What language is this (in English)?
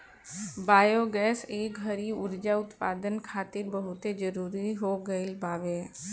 Bhojpuri